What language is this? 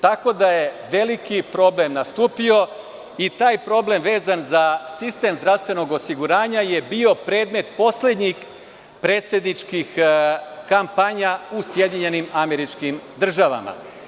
Serbian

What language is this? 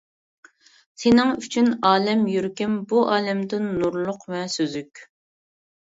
Uyghur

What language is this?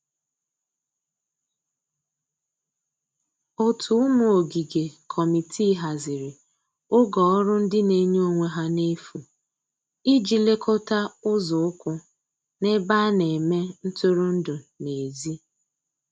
Igbo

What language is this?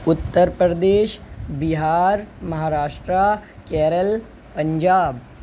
Urdu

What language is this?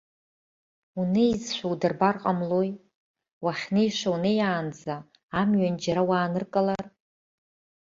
Abkhazian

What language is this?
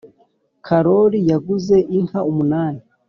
Kinyarwanda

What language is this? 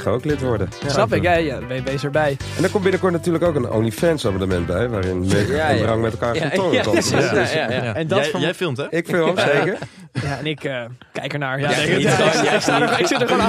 Dutch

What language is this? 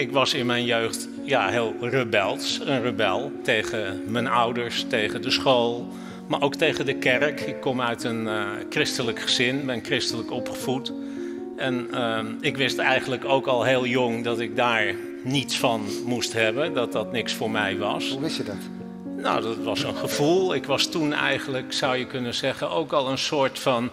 Dutch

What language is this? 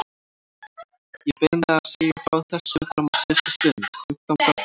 Icelandic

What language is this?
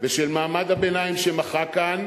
Hebrew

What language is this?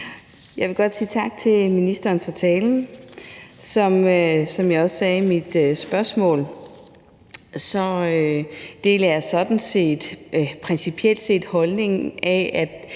Danish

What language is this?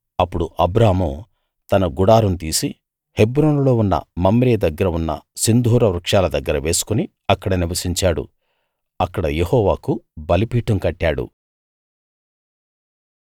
Telugu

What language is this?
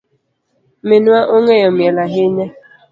Luo (Kenya and Tanzania)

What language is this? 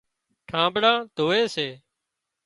Wadiyara Koli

